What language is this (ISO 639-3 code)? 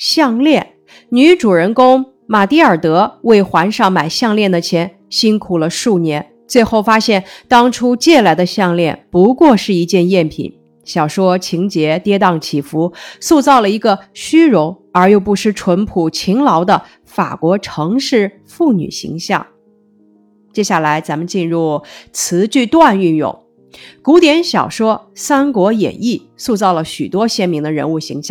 zho